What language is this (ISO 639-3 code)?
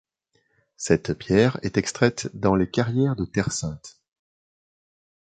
fra